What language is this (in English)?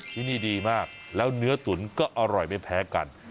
Thai